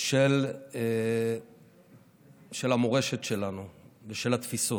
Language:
Hebrew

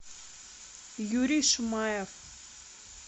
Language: Russian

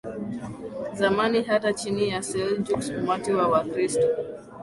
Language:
Swahili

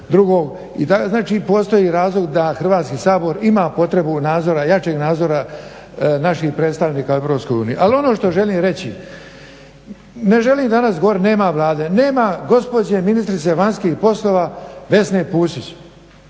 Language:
Croatian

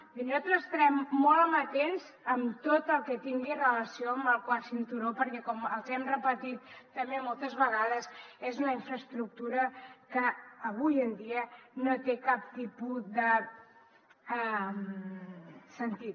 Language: Catalan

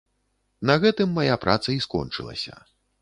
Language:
Belarusian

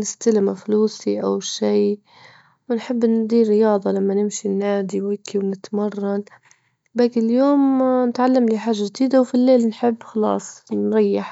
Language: Libyan Arabic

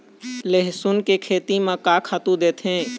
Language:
Chhattisgarhi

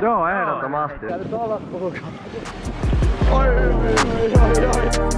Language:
Finnish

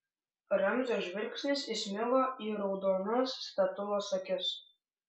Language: Lithuanian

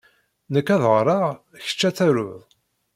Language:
Kabyle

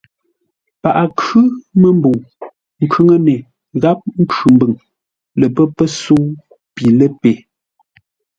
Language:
Ngombale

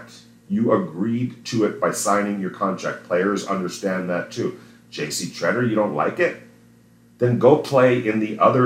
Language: English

